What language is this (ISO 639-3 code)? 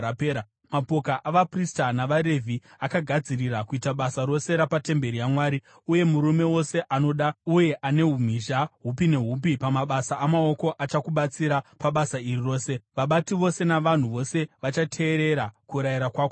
sna